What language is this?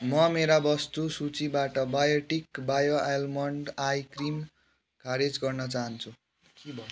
Nepali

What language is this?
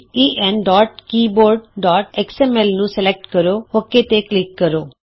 Punjabi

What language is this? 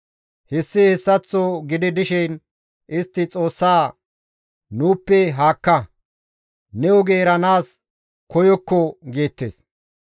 Gamo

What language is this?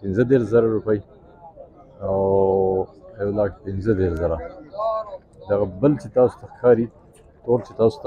Arabic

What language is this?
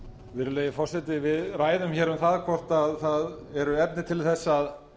Icelandic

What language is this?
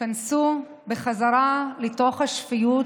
Hebrew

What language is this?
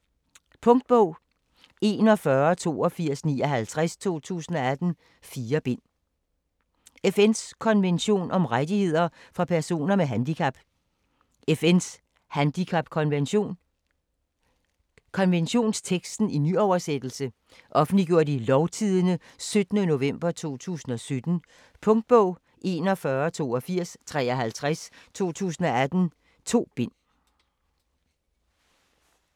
Danish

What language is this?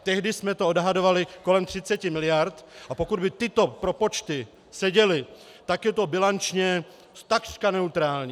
Czech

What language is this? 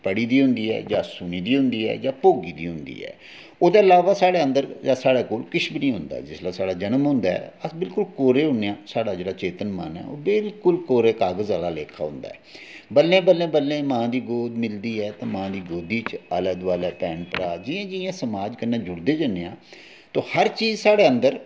Dogri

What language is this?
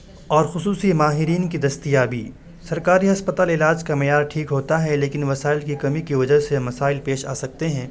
Urdu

